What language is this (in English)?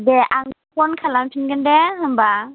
Bodo